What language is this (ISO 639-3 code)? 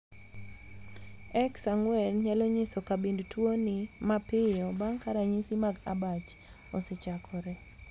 luo